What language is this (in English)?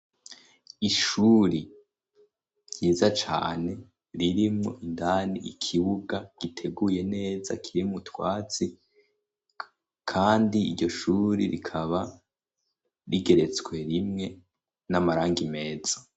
Rundi